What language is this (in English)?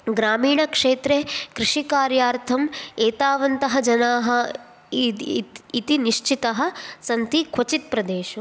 Sanskrit